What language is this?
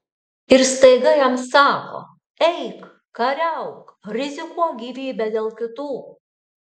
Lithuanian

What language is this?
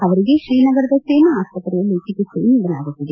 Kannada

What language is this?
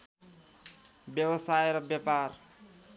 Nepali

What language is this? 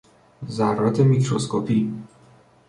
Persian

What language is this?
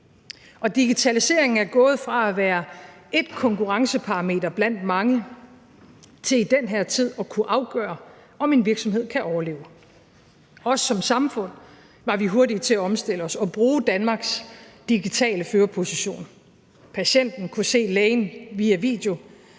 Danish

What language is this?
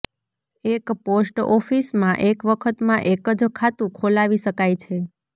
Gujarati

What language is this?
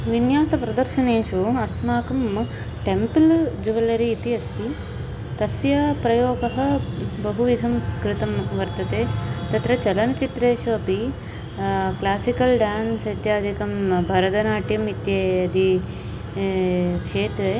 Sanskrit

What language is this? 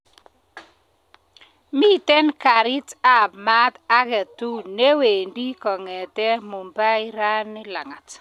Kalenjin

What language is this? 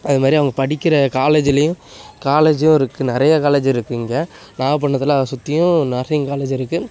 Tamil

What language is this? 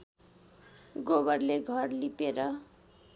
Nepali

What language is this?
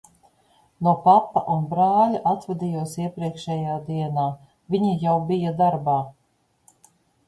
Latvian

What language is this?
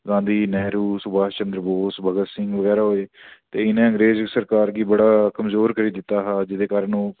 Dogri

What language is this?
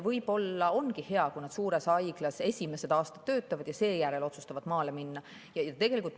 Estonian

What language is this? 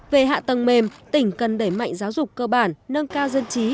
Vietnamese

